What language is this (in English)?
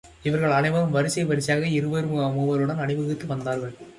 Tamil